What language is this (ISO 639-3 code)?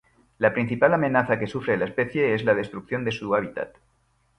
spa